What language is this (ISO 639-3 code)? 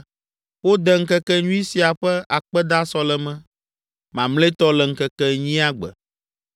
ewe